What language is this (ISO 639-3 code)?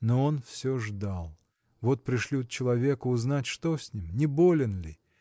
rus